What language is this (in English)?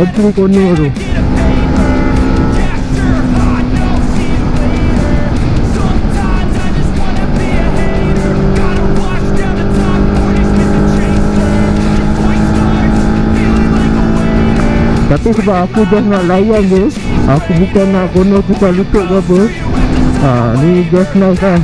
Malay